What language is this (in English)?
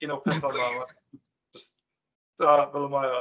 Welsh